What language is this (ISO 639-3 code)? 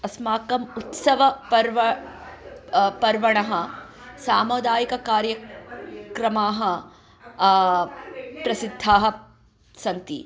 san